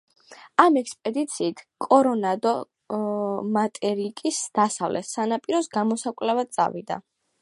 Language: Georgian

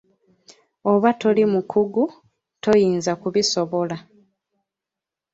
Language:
Ganda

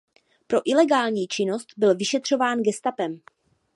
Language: Czech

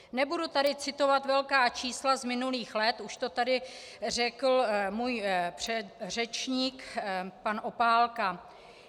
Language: Czech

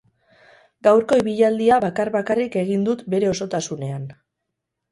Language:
Basque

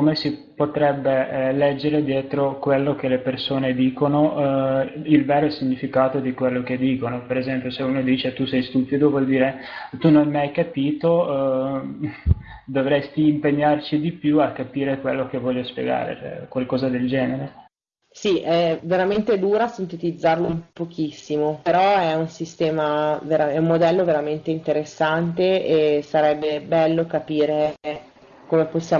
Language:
Italian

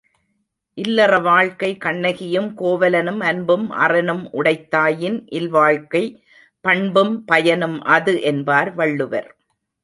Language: Tamil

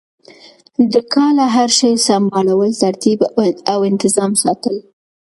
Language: Pashto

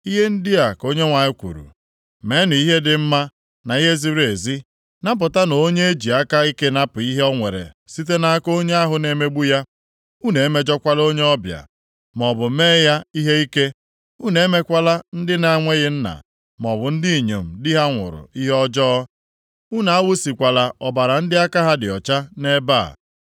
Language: Igbo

